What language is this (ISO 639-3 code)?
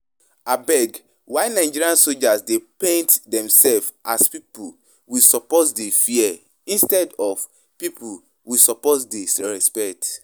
pcm